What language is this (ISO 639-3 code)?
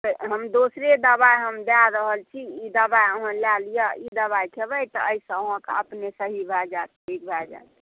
mai